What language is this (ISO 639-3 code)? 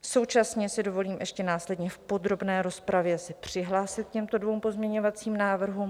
ces